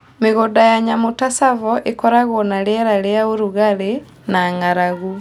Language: Kikuyu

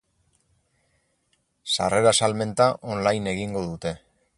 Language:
Basque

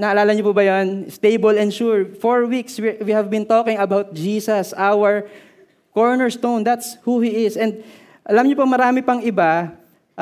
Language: Filipino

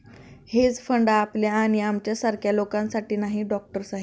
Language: Marathi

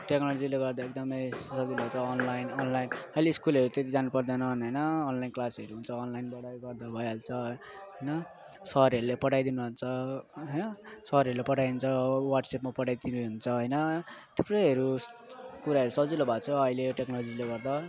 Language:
Nepali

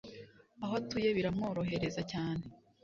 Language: Kinyarwanda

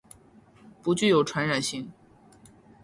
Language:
Chinese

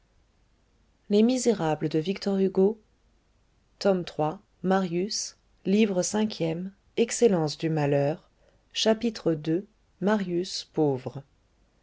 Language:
French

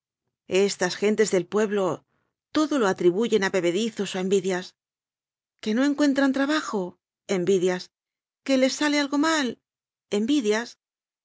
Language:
Spanish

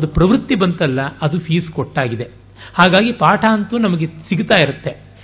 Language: Kannada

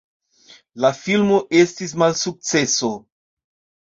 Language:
Esperanto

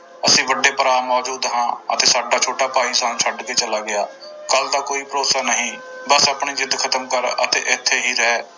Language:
Punjabi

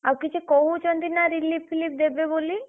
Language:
Odia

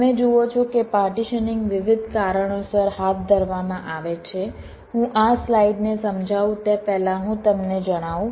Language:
Gujarati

